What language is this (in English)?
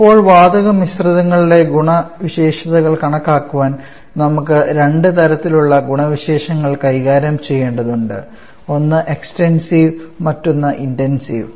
Malayalam